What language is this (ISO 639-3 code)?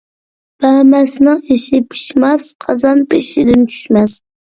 uig